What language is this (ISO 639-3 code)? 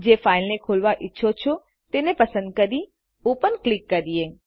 guj